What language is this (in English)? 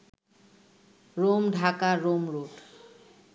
Bangla